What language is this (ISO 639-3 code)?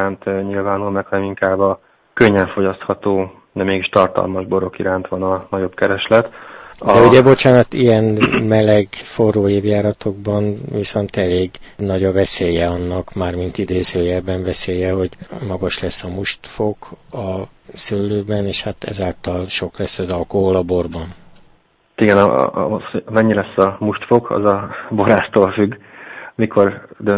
hun